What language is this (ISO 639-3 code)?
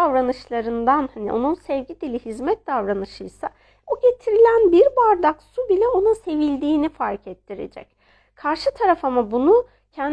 tur